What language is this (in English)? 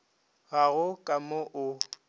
Northern Sotho